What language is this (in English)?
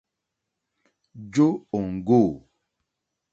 Mokpwe